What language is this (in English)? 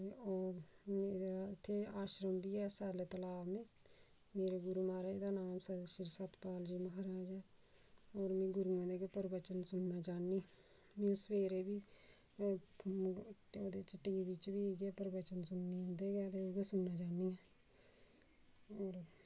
Dogri